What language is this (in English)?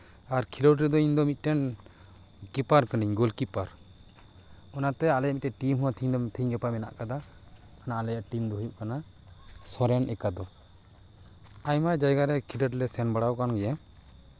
Santali